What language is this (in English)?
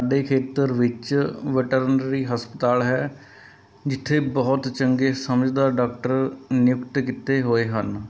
Punjabi